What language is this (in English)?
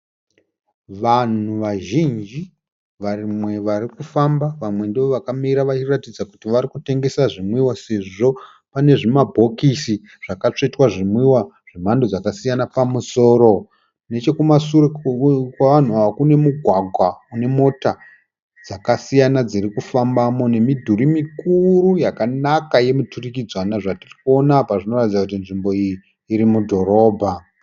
Shona